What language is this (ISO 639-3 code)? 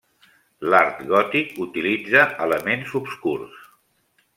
cat